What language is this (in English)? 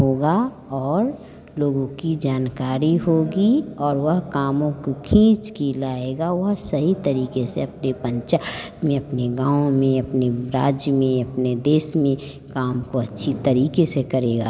Hindi